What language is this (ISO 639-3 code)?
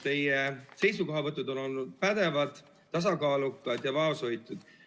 est